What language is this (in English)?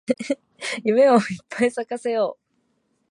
Japanese